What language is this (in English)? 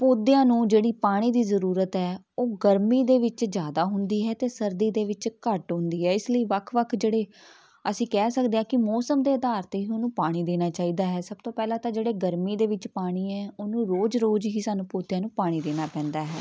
Punjabi